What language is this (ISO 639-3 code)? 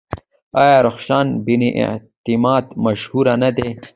pus